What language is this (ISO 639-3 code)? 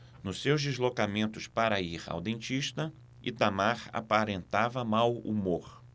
por